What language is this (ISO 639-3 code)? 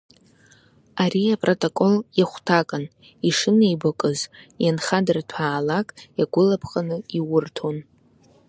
abk